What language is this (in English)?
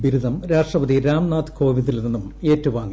Malayalam